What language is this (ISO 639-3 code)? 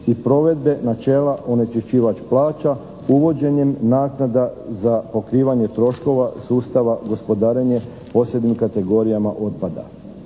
hrv